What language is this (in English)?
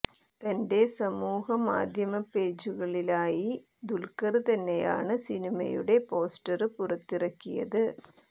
Malayalam